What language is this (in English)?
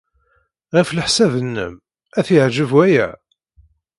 Kabyle